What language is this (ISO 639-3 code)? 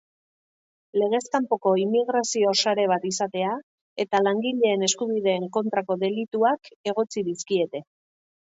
eus